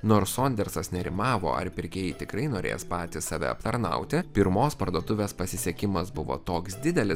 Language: Lithuanian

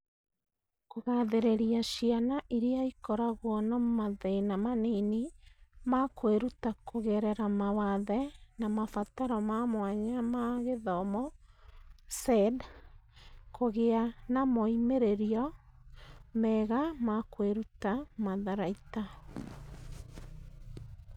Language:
Kikuyu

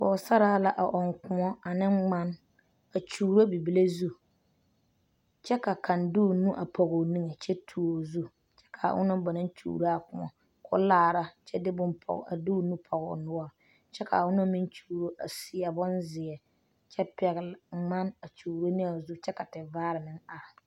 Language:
Southern Dagaare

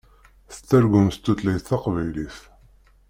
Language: Kabyle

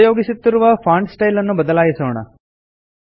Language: Kannada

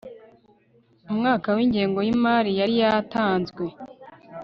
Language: Kinyarwanda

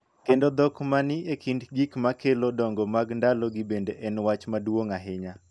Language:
Luo (Kenya and Tanzania)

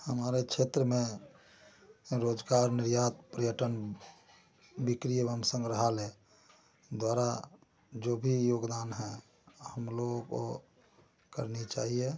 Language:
Hindi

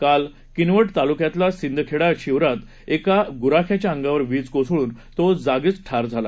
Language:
Marathi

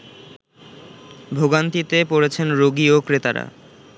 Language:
Bangla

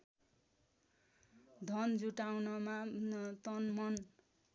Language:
Nepali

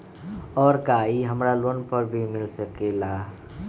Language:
Magahi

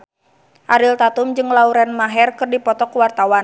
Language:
Sundanese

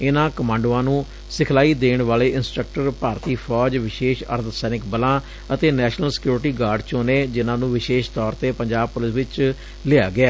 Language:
Punjabi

